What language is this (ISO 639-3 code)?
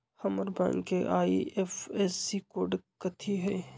mag